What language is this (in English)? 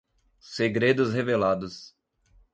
Portuguese